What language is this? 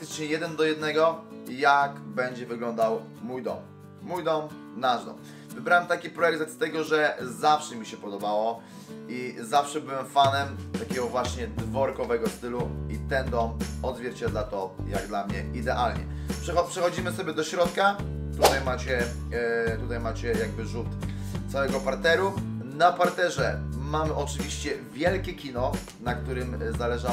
Polish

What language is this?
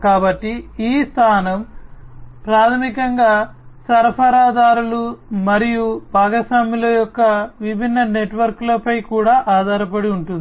Telugu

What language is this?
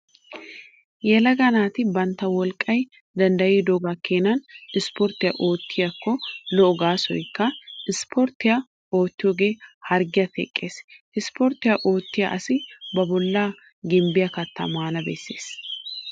Wolaytta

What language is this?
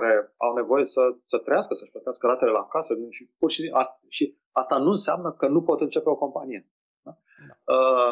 Romanian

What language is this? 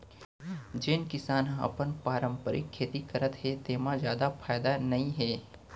Chhattisgarhi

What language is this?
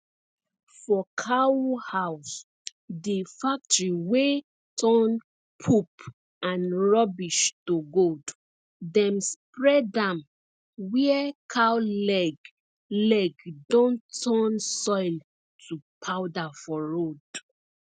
Nigerian Pidgin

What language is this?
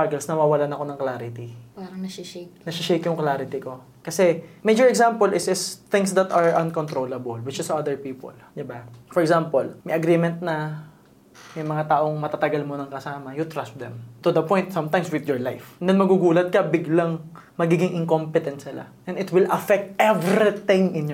Filipino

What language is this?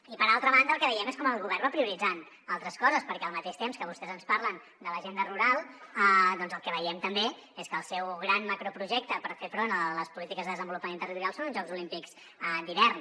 Catalan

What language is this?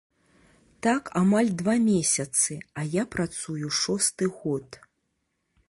Belarusian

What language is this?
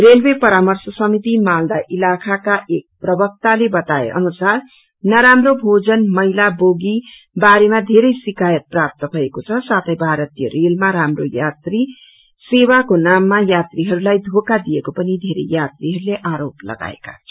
Nepali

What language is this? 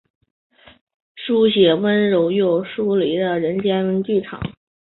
Chinese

